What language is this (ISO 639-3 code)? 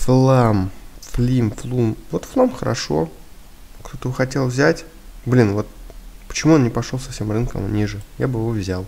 rus